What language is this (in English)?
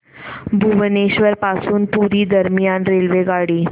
Marathi